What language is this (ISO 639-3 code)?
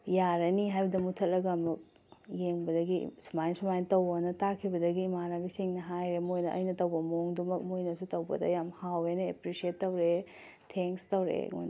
mni